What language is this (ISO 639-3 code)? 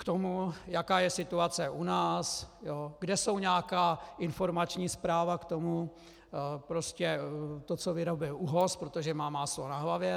ces